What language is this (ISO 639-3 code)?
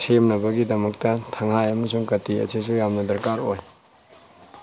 mni